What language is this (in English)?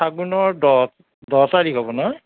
Assamese